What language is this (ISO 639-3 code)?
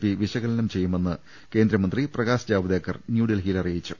mal